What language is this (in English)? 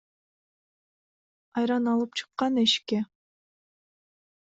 Kyrgyz